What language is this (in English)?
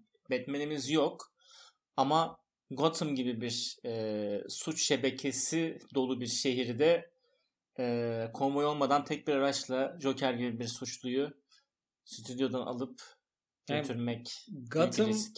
Turkish